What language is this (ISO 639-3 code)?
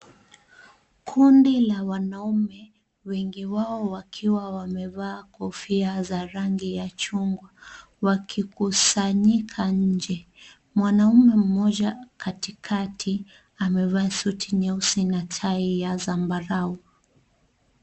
swa